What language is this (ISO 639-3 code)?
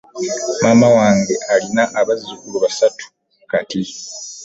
lug